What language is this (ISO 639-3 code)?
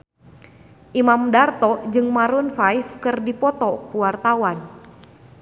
sun